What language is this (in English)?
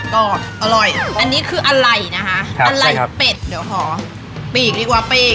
Thai